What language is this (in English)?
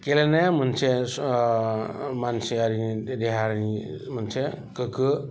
Bodo